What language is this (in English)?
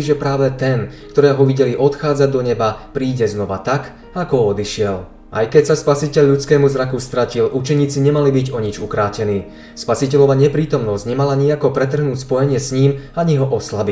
Slovak